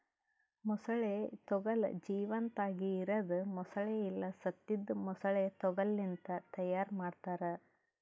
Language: Kannada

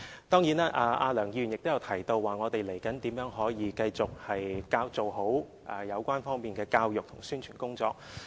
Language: Cantonese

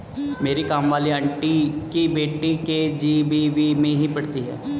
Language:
Hindi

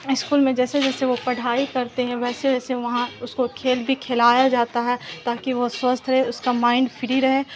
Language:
Urdu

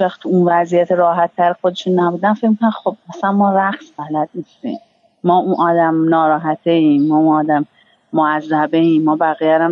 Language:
Persian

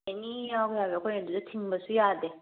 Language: Manipuri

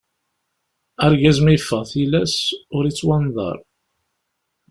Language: Kabyle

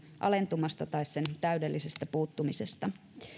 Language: Finnish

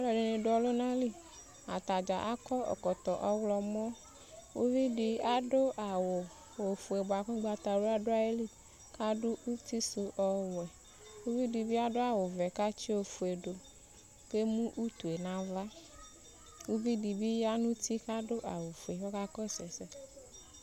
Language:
Ikposo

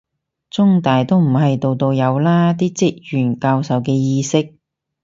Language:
Cantonese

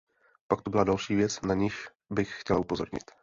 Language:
Czech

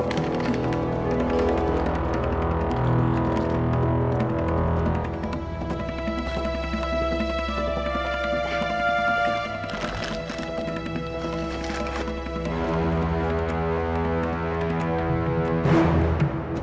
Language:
Indonesian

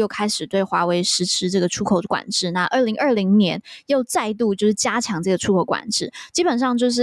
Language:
Chinese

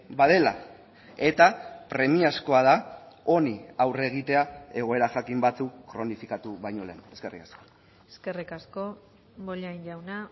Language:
Basque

